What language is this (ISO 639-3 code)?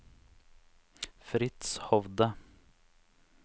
nor